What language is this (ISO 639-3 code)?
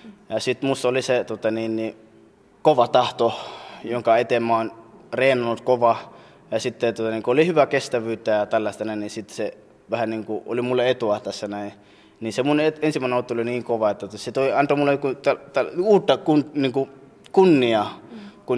fin